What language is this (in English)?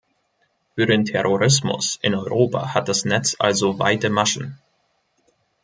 German